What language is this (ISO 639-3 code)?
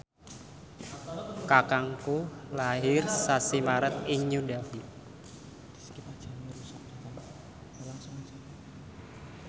jav